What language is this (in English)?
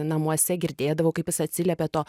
Lithuanian